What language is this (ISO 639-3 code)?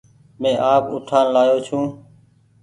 gig